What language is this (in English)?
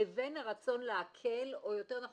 Hebrew